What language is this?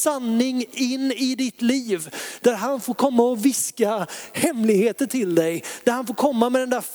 Swedish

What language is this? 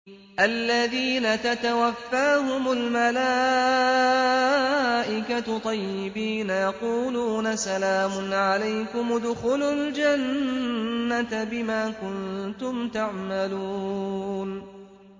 Arabic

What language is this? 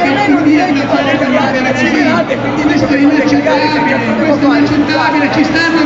Italian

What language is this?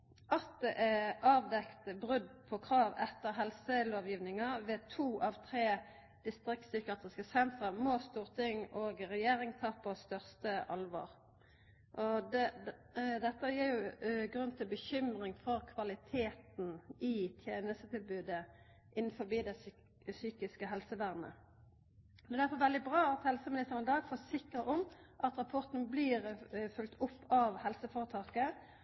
Norwegian Nynorsk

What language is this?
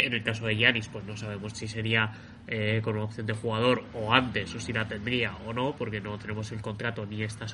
Spanish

